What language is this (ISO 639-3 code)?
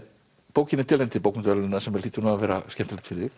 isl